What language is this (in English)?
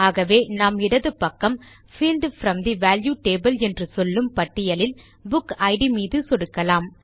Tamil